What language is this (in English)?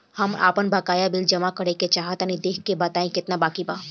Bhojpuri